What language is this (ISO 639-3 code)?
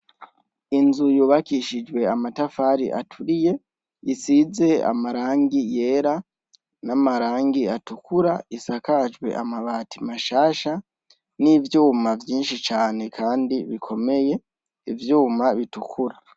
run